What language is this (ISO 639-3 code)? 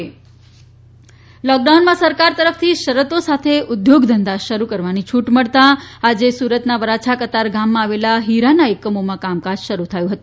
guj